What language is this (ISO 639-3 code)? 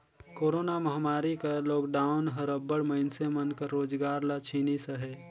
hne